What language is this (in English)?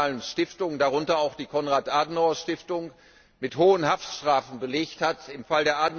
German